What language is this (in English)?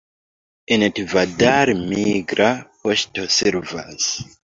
Esperanto